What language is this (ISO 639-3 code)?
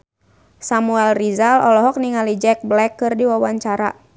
sun